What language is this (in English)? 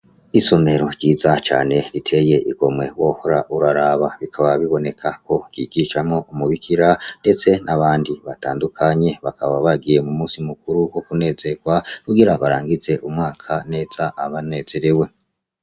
Rundi